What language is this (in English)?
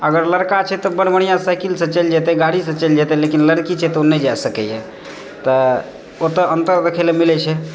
Maithili